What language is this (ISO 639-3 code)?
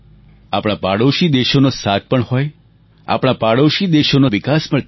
guj